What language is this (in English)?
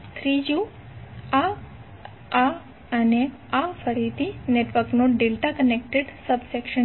Gujarati